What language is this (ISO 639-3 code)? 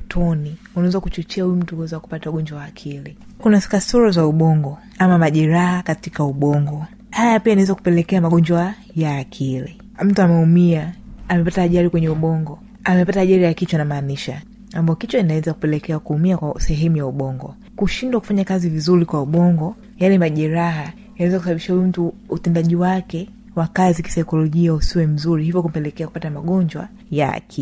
swa